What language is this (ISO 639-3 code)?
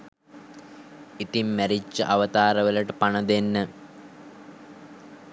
sin